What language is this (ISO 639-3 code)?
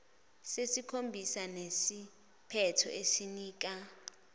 zul